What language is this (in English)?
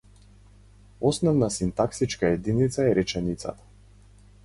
Macedonian